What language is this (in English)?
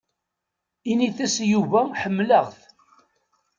Kabyle